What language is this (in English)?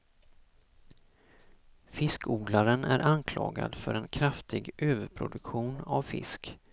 Swedish